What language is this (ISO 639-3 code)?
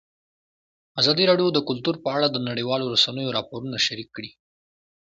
pus